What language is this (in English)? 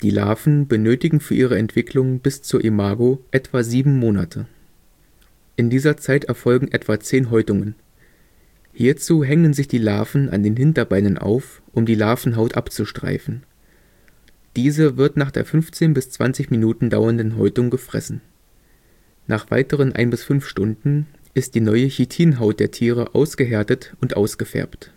German